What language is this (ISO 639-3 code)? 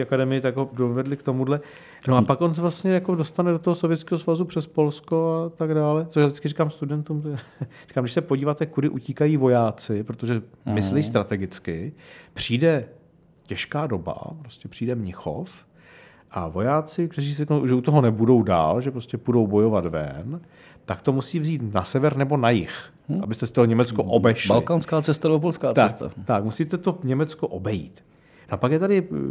ces